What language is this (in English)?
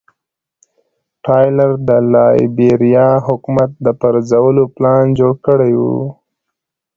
Pashto